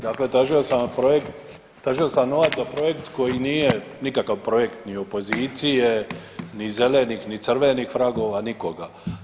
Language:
Croatian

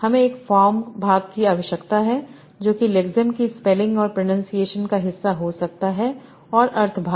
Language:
Hindi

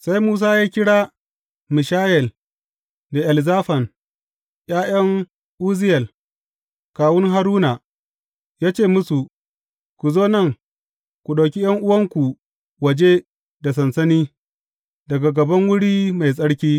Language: Hausa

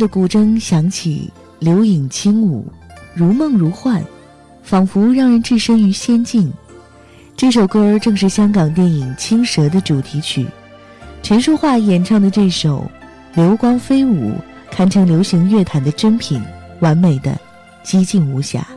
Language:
Chinese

